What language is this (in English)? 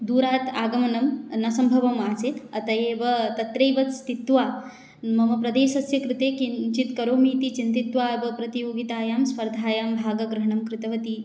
Sanskrit